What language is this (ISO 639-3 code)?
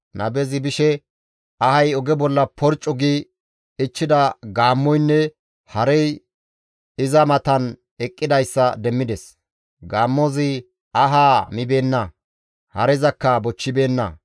gmv